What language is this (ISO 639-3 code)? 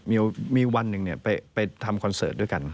tha